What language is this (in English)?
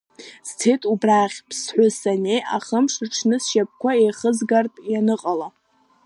Abkhazian